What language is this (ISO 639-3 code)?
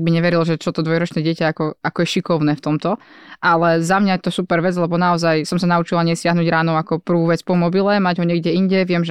slk